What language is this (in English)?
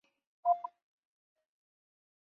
Chinese